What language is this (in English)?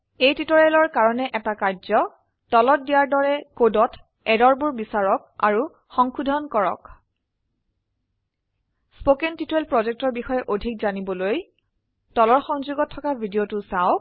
Assamese